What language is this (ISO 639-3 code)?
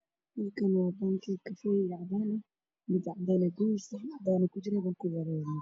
som